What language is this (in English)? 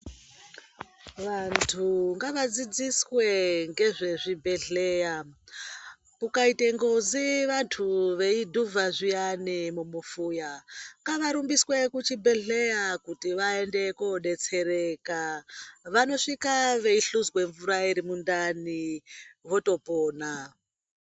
Ndau